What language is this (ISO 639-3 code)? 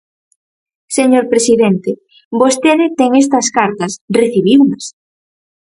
glg